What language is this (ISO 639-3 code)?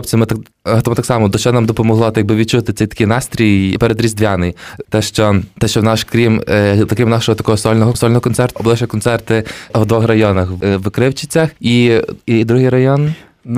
ukr